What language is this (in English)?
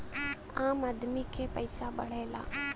Bhojpuri